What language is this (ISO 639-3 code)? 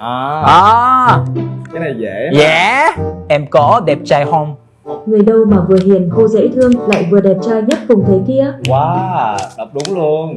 vie